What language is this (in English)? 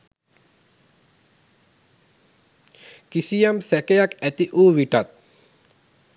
Sinhala